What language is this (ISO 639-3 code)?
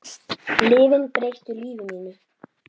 isl